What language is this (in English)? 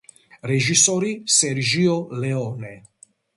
Georgian